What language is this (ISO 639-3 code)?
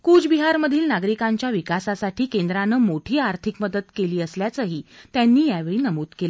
mar